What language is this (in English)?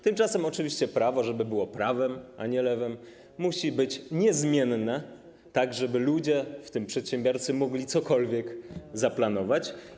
Polish